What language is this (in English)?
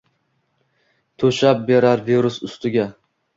Uzbek